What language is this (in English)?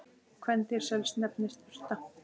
Icelandic